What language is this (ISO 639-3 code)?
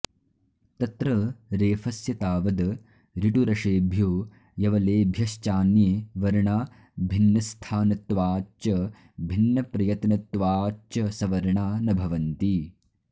san